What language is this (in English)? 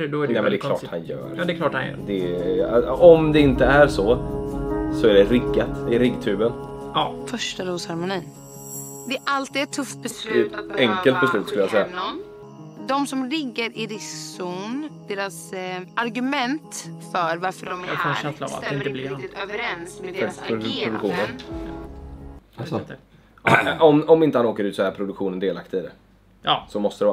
Swedish